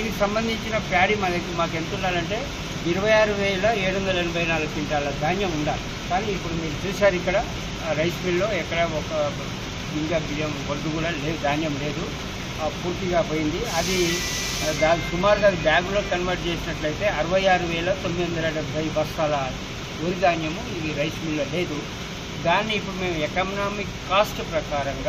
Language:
Telugu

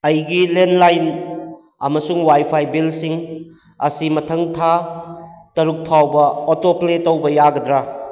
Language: Manipuri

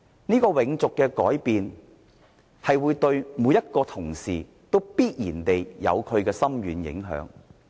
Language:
Cantonese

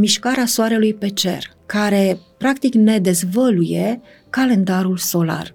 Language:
Romanian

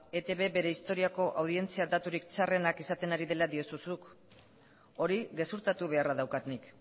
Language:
Basque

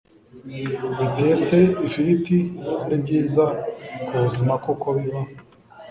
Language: Kinyarwanda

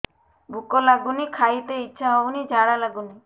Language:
Odia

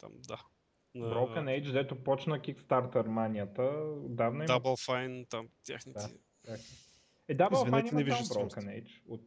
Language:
Bulgarian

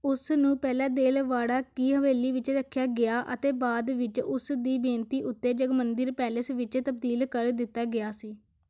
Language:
Punjabi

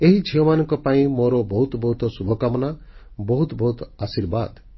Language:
Odia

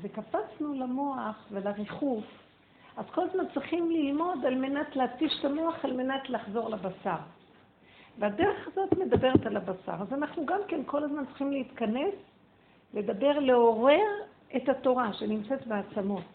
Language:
Hebrew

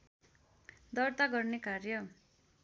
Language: Nepali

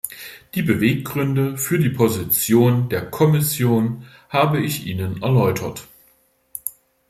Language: German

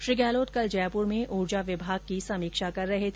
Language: Hindi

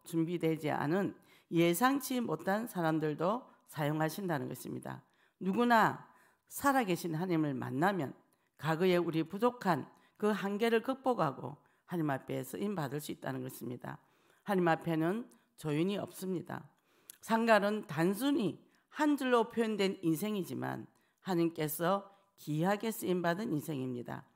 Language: Korean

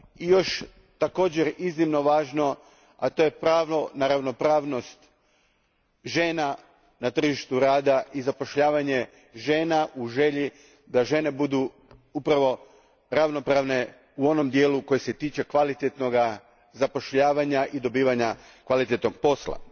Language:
Croatian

